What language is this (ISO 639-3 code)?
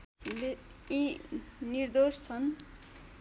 nep